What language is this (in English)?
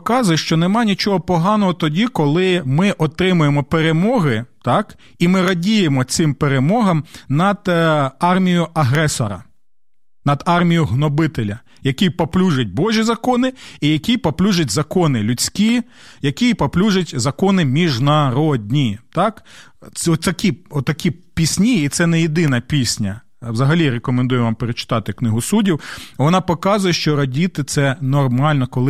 Ukrainian